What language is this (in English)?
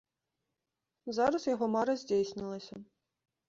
Belarusian